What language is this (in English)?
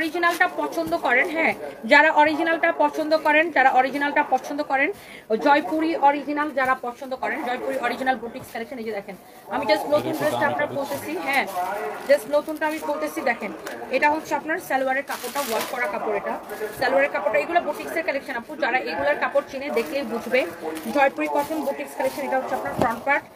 Bangla